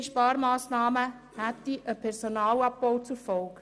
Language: Swiss German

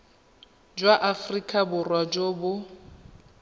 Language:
Tswana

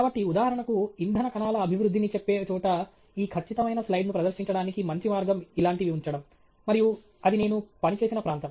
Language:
Telugu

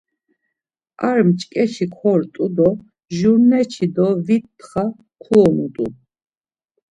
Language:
Laz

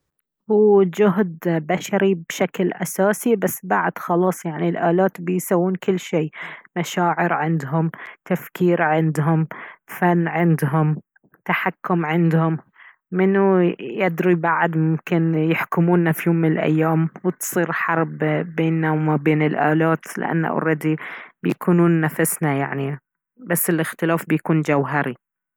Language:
Baharna Arabic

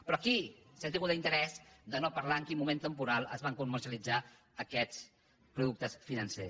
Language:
Catalan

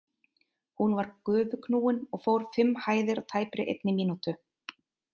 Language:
Icelandic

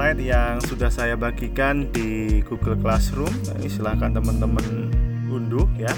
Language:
Indonesian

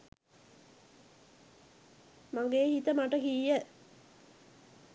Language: Sinhala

